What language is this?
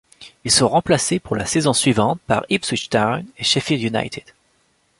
French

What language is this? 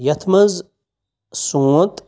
Kashmiri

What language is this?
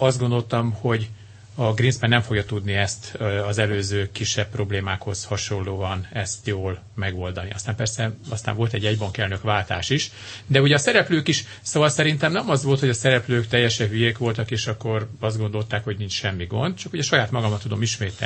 Hungarian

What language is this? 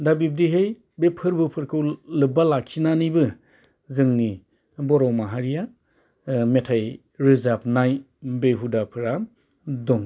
Bodo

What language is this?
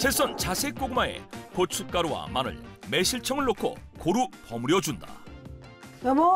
Korean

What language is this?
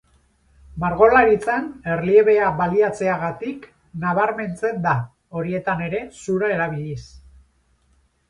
Basque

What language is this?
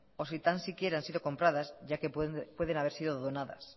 Spanish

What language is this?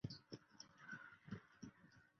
Chinese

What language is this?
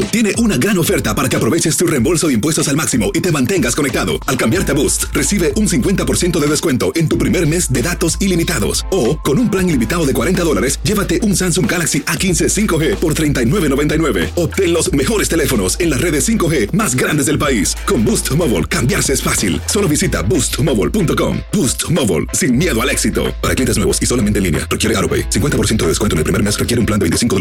Spanish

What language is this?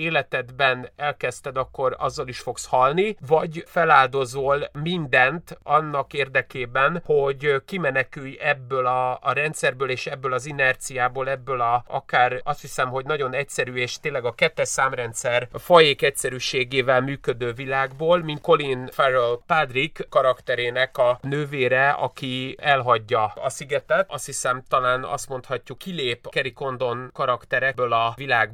Hungarian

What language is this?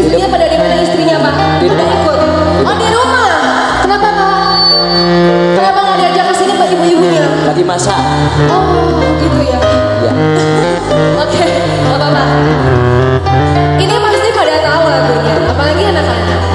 Indonesian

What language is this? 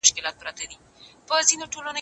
Pashto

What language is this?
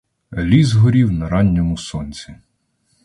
Ukrainian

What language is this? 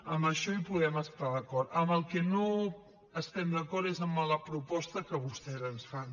Catalan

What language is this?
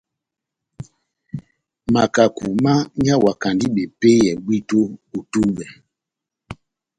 Batanga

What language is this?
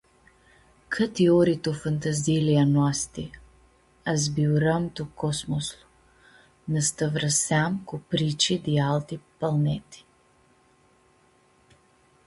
Aromanian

